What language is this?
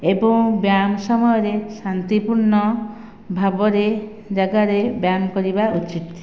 Odia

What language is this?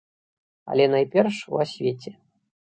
Belarusian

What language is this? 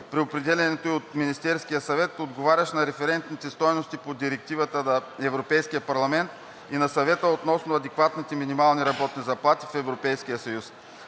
Bulgarian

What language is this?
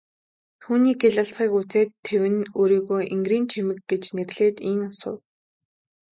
Mongolian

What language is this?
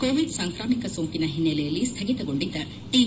Kannada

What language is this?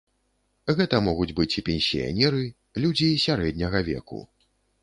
Belarusian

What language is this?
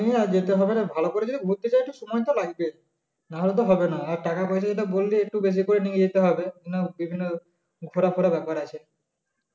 Bangla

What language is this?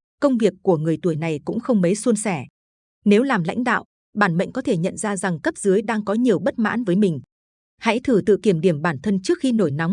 Vietnamese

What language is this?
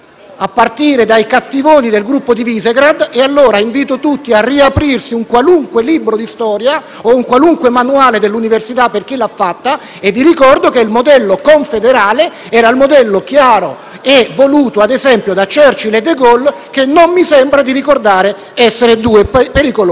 Italian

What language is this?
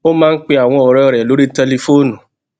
Yoruba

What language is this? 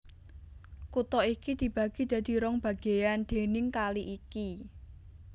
Javanese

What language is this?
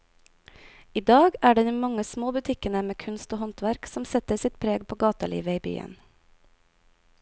Norwegian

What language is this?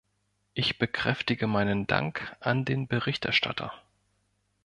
German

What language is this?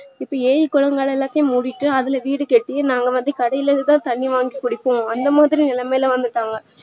Tamil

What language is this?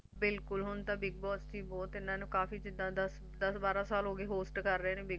Punjabi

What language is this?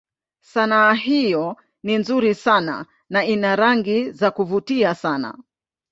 Swahili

